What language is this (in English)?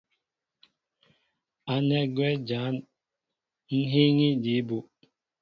Mbo (Cameroon)